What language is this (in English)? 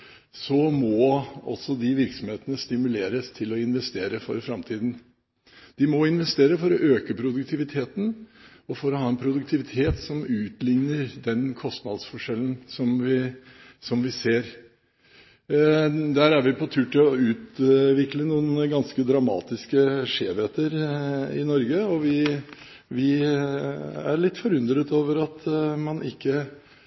Norwegian Bokmål